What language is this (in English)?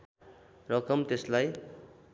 Nepali